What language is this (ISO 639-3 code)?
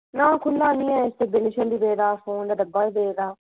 doi